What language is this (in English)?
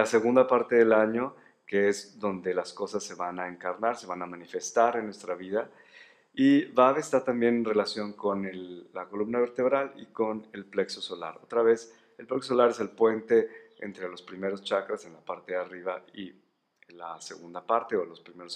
Spanish